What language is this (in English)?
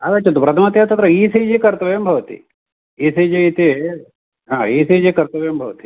Sanskrit